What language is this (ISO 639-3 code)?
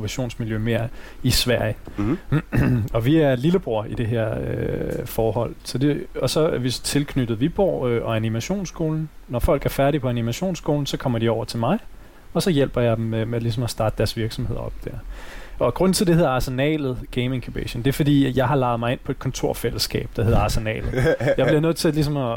dan